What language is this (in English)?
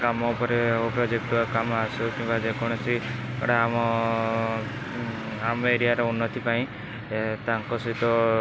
Odia